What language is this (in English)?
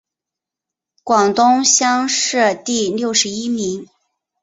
Chinese